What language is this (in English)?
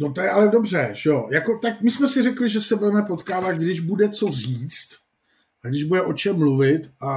Czech